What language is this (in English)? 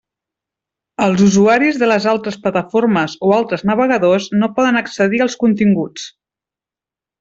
Catalan